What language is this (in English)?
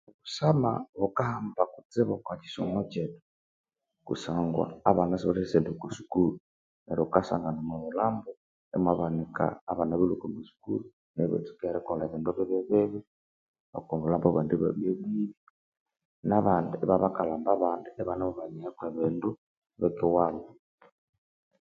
Konzo